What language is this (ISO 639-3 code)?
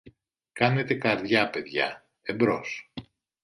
ell